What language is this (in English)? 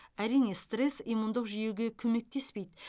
Kazakh